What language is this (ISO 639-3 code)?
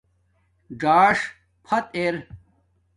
dmk